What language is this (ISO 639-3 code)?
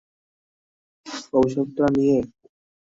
ben